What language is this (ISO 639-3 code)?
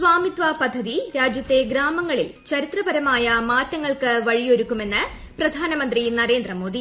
mal